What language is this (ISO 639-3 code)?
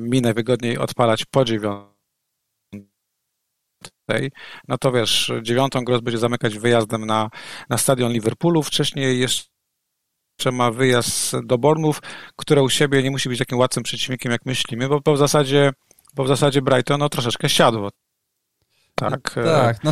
pol